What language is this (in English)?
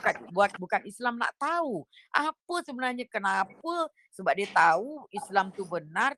Malay